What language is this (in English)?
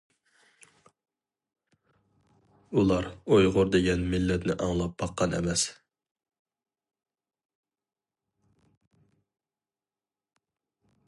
Uyghur